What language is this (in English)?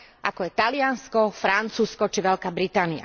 Slovak